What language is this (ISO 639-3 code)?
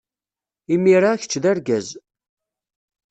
kab